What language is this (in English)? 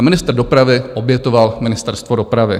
Czech